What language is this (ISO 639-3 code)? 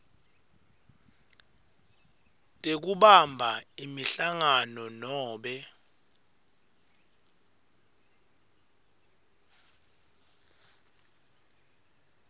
ssw